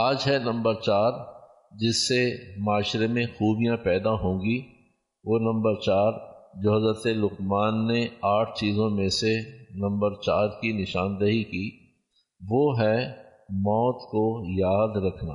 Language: Urdu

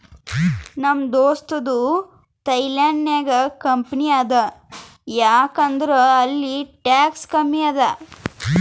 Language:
Kannada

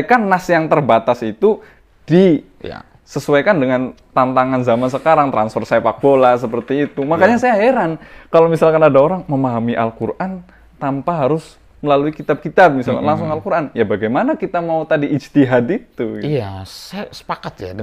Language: Indonesian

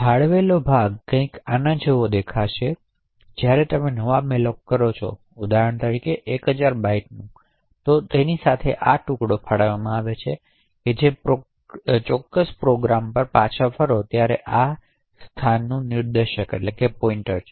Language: Gujarati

